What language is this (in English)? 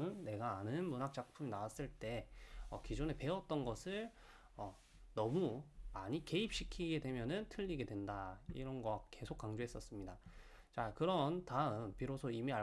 Korean